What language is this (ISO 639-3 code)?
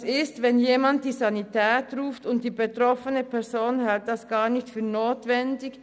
gsw